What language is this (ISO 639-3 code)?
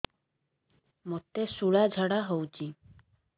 ori